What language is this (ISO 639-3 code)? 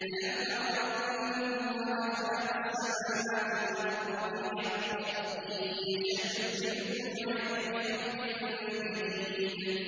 ara